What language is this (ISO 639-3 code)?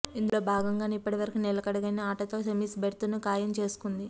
tel